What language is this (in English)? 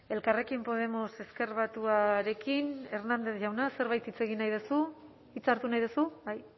Basque